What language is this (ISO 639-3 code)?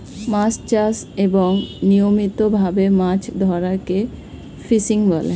ben